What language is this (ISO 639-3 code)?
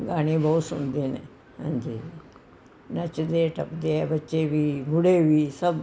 pan